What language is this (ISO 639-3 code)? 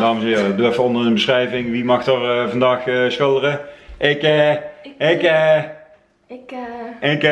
nld